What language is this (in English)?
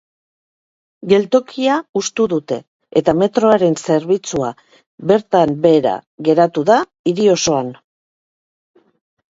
Basque